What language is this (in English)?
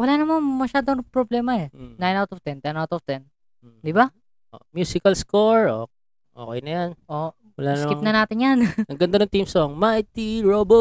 Filipino